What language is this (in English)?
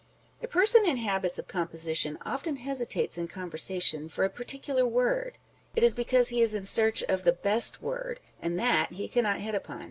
English